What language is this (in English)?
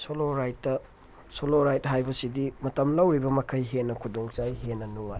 Manipuri